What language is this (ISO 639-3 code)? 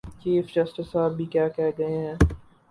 urd